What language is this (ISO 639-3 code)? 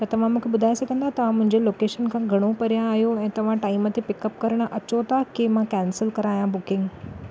snd